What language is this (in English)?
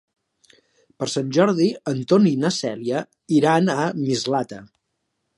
Catalan